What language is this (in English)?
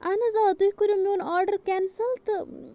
Kashmiri